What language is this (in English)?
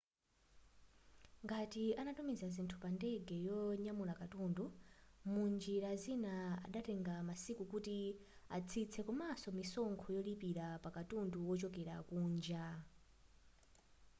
Nyanja